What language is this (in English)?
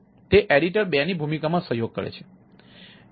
Gujarati